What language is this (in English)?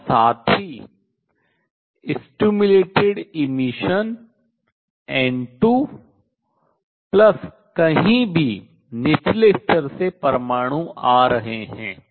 Hindi